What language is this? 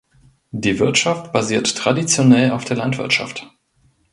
German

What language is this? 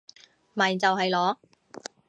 Cantonese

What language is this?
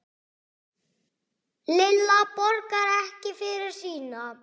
Icelandic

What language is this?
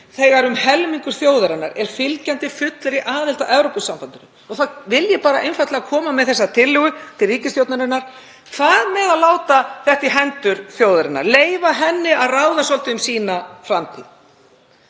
Icelandic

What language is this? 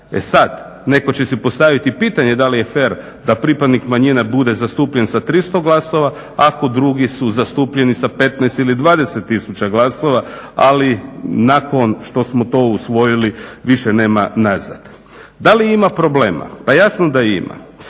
Croatian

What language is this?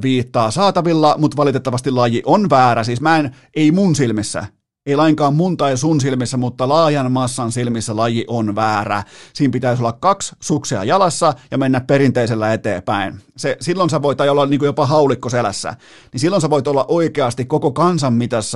Finnish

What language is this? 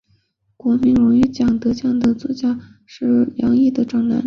Chinese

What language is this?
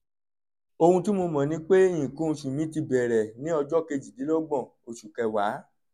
Yoruba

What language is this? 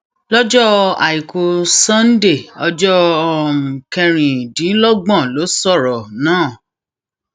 Yoruba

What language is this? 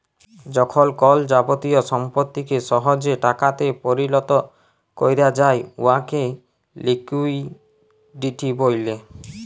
Bangla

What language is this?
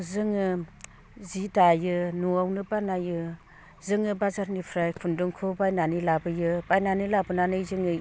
Bodo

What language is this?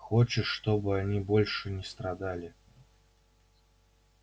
Russian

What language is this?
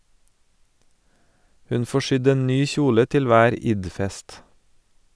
Norwegian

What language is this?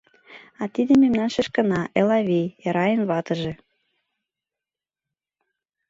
Mari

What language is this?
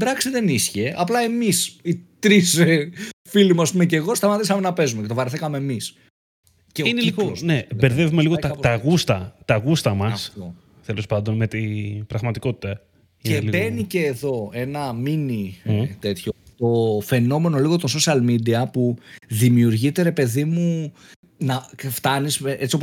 Greek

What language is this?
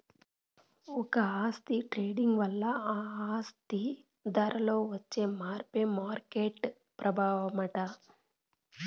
Telugu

